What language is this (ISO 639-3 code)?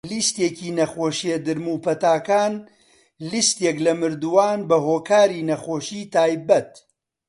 ckb